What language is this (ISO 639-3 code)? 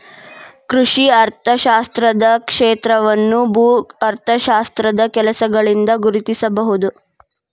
kan